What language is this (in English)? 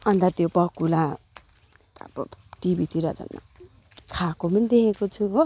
Nepali